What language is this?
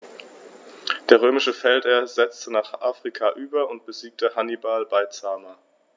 German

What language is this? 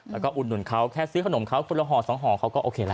Thai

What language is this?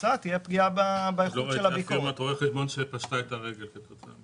Hebrew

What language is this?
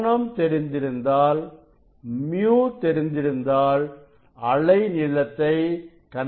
Tamil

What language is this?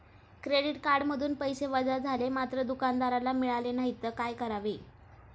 Marathi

